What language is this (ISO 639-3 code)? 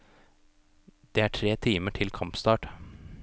nor